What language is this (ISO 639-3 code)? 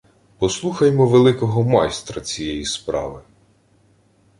ukr